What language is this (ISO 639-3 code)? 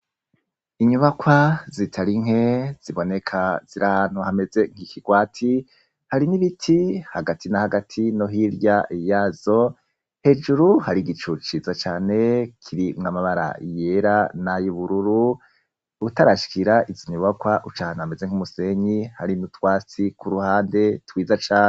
run